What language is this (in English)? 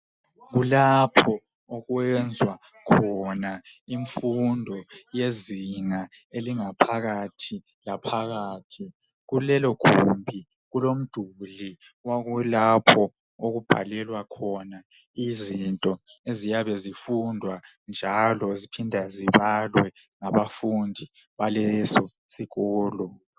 North Ndebele